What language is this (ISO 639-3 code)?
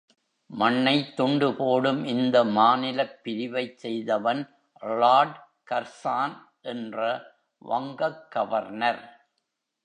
tam